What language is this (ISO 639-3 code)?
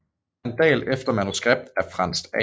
dan